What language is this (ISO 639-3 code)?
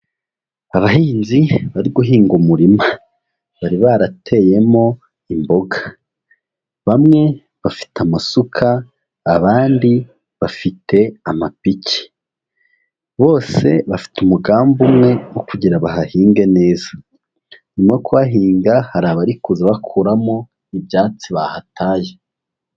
kin